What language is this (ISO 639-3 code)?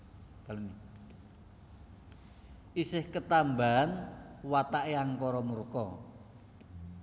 jav